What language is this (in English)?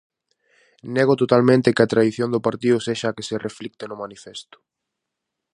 Galician